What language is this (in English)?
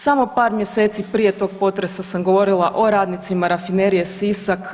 Croatian